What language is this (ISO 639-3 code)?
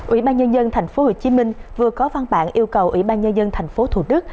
vie